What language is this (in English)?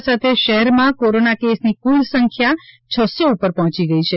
Gujarati